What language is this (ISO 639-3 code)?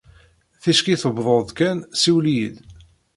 kab